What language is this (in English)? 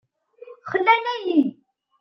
Kabyle